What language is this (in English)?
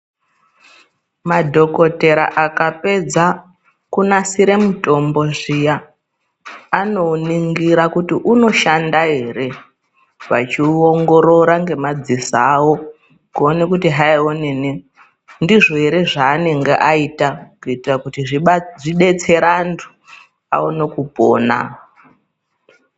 Ndau